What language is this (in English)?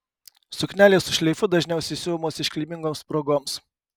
Lithuanian